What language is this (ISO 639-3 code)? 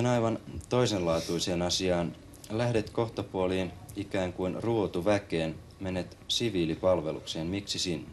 fin